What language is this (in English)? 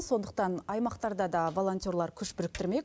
Kazakh